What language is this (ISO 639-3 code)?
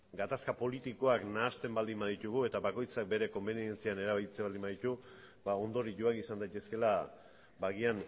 eus